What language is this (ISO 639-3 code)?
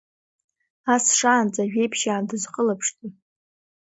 abk